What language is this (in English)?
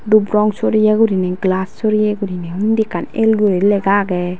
Chakma